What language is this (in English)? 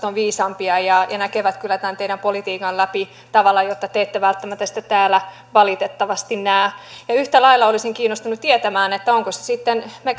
Finnish